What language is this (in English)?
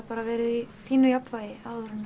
Icelandic